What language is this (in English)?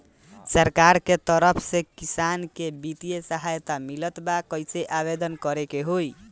Bhojpuri